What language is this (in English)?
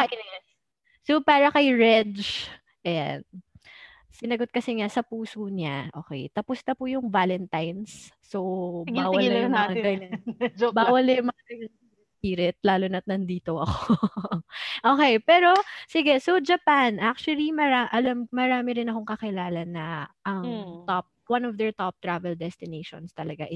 Filipino